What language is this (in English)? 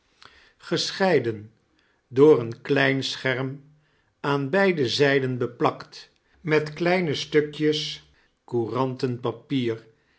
Dutch